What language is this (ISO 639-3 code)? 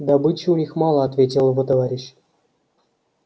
rus